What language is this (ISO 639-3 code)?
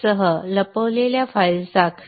mar